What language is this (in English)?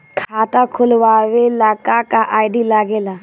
Bhojpuri